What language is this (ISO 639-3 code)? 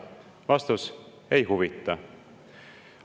est